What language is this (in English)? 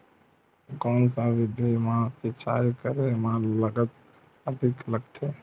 Chhattisgarhi